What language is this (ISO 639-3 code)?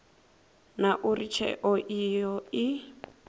ven